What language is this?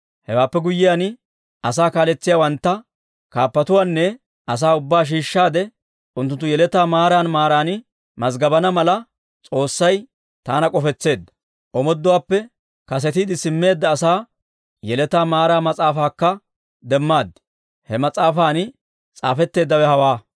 Dawro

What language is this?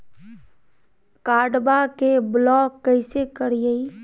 Magahi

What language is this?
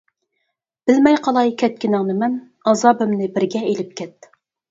Uyghur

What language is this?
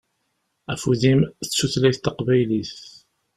Kabyle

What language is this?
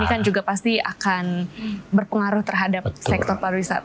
Indonesian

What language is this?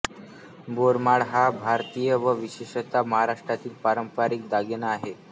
Marathi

